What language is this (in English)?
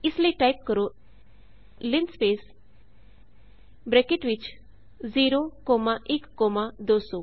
Punjabi